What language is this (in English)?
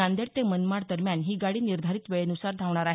Marathi